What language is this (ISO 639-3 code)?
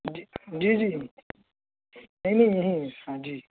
urd